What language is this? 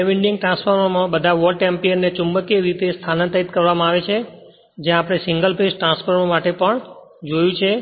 Gujarati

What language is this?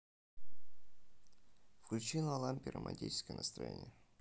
Russian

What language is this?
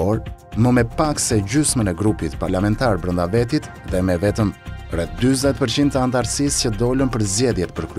Romanian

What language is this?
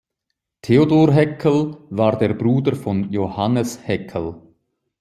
German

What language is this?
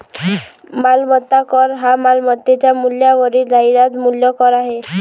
Marathi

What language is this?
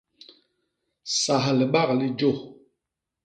Basaa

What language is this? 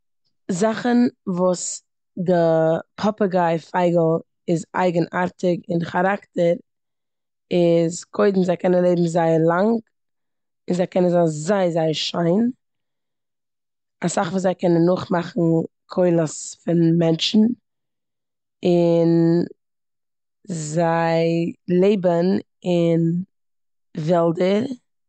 Yiddish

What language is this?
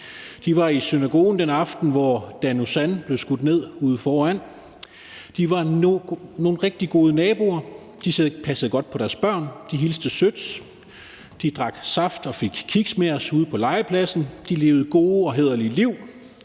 Danish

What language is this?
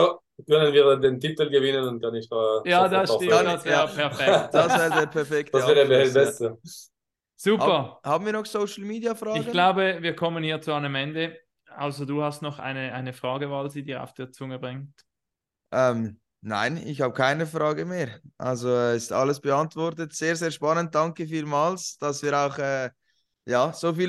German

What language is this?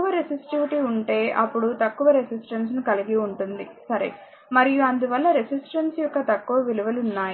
Telugu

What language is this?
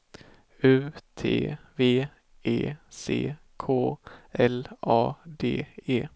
Swedish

